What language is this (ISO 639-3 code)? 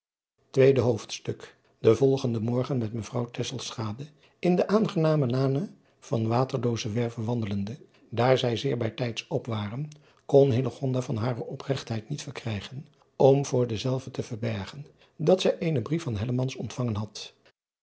nld